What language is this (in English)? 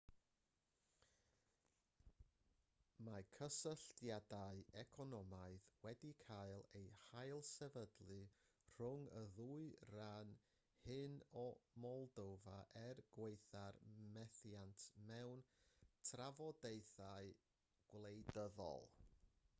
Welsh